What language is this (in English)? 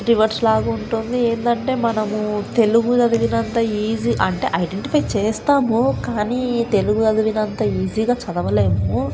Telugu